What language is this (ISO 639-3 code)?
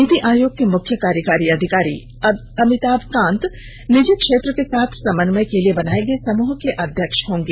hin